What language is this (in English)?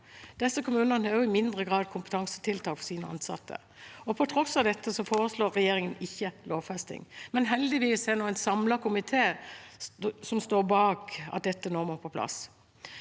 Norwegian